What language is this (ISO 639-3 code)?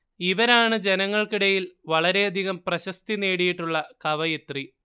mal